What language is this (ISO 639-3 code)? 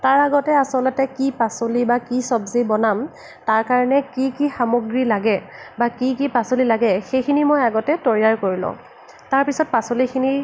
asm